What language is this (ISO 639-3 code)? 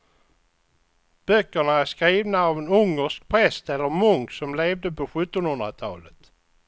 swe